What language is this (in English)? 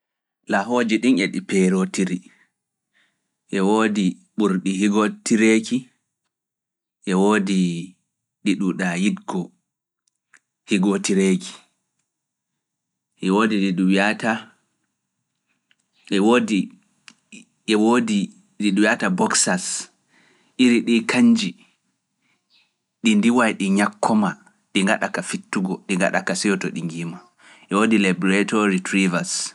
Fula